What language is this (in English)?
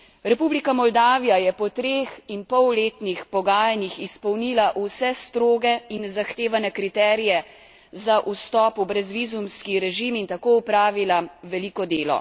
Slovenian